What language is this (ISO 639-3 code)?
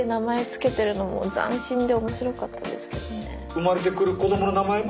jpn